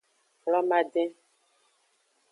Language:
Aja (Benin)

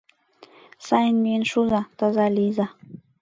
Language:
Mari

